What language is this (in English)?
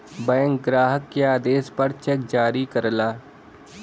Bhojpuri